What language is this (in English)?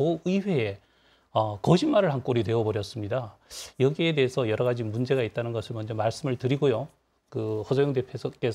Korean